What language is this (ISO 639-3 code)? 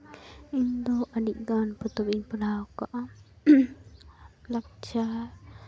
sat